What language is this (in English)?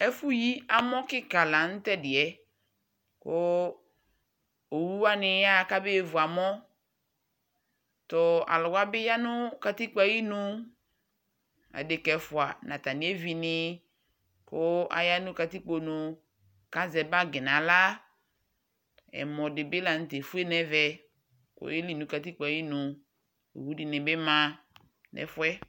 Ikposo